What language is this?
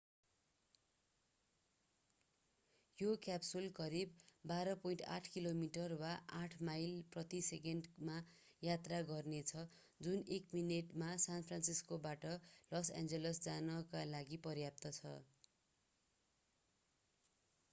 Nepali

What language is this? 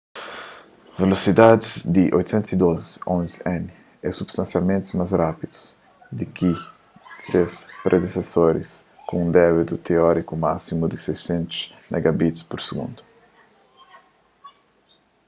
Kabuverdianu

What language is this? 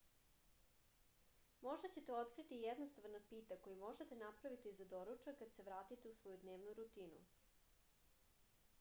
Serbian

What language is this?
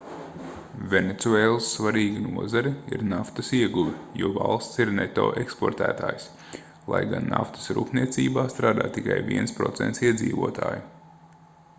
Latvian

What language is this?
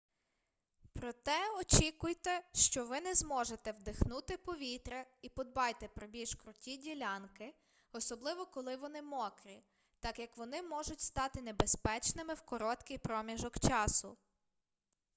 Ukrainian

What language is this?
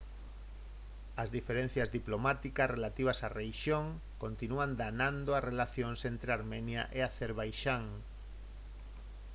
Galician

